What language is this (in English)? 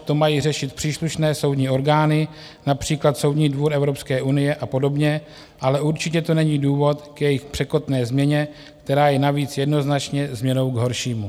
Czech